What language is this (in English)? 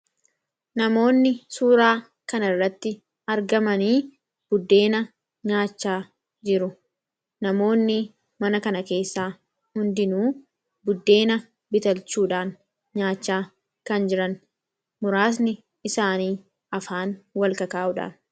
Oromo